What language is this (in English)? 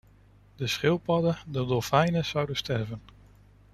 Dutch